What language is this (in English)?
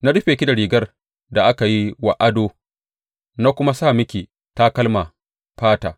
Hausa